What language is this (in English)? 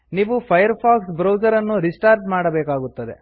Kannada